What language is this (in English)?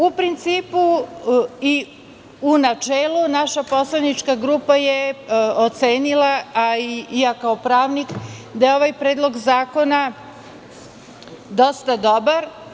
Serbian